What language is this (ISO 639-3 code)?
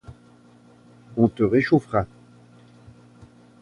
fra